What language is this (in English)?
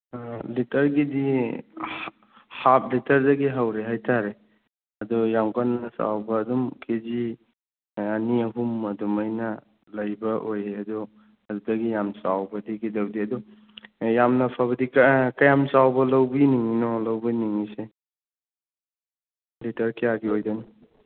Manipuri